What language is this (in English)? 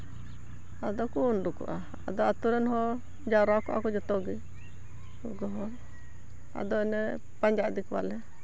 Santali